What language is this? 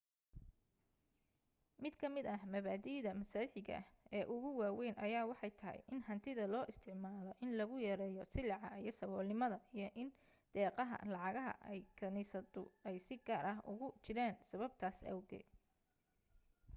Somali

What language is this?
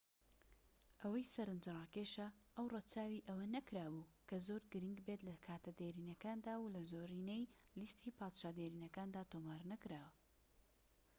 Central Kurdish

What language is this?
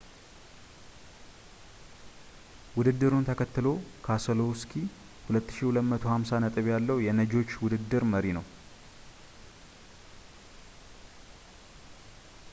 Amharic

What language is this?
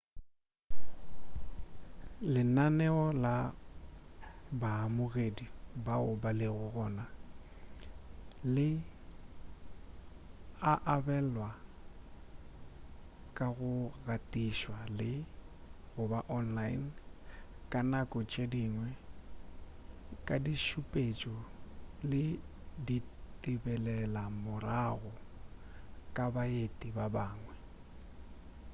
Northern Sotho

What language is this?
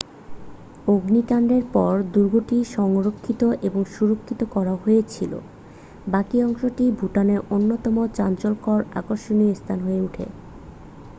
Bangla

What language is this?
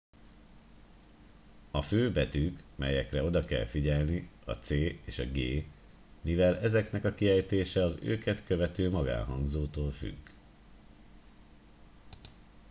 Hungarian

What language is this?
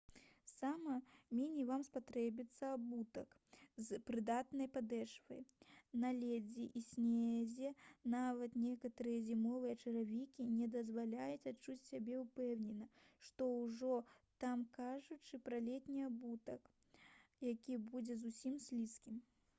Belarusian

